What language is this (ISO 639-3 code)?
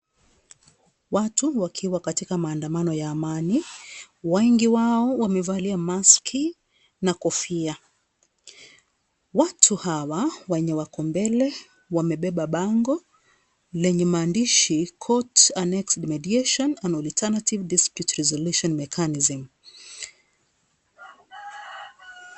swa